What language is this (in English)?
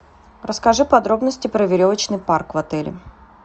Russian